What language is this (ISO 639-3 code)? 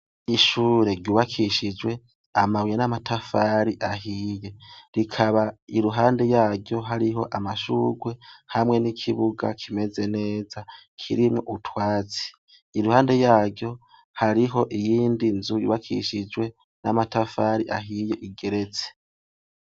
run